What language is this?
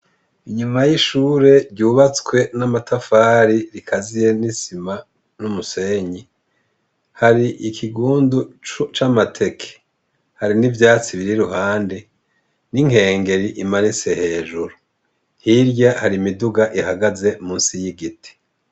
Rundi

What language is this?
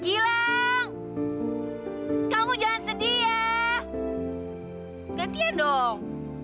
Indonesian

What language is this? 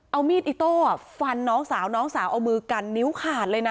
Thai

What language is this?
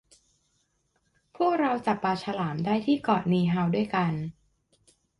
Thai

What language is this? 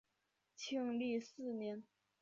Chinese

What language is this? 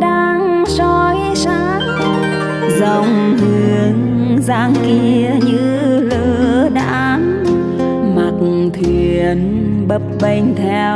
Vietnamese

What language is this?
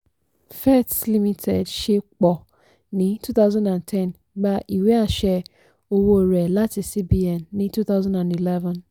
Yoruba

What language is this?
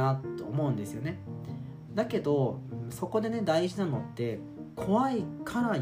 Japanese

